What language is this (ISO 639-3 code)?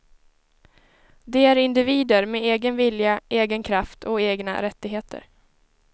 swe